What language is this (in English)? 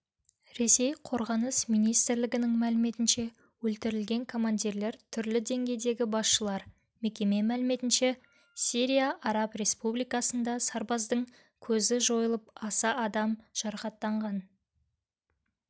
Kazakh